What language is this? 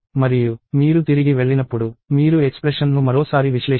Telugu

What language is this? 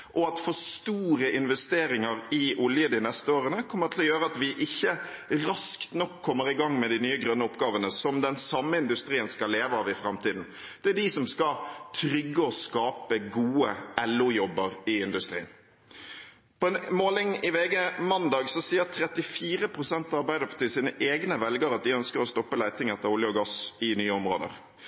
Norwegian Bokmål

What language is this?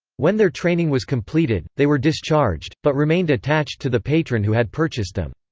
English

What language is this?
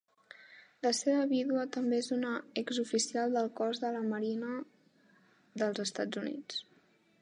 Catalan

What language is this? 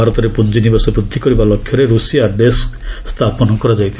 Odia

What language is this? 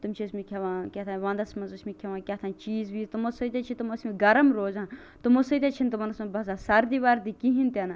Kashmiri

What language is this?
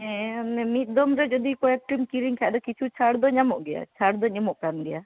Santali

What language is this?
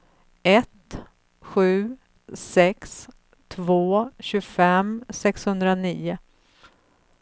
Swedish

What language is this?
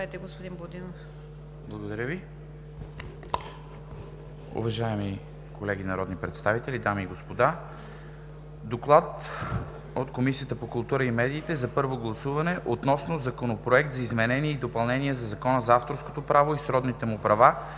Bulgarian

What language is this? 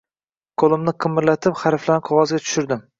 Uzbek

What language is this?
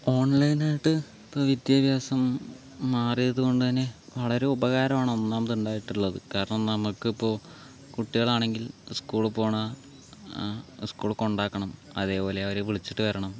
Malayalam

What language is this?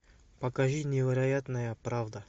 Russian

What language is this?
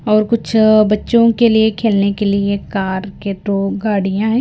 Hindi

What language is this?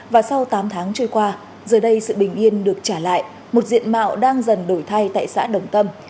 Vietnamese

